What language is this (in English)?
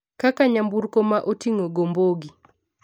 Luo (Kenya and Tanzania)